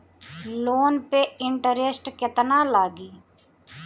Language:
Bhojpuri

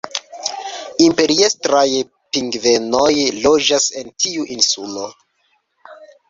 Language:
Esperanto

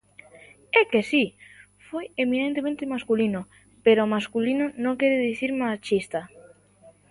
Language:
Galician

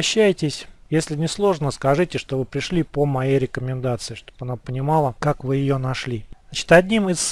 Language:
Russian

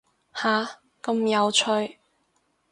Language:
Cantonese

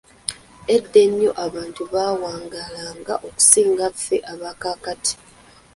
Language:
Ganda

